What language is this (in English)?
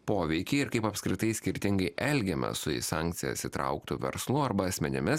Lithuanian